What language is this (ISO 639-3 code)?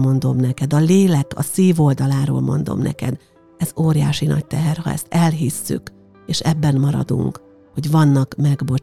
hun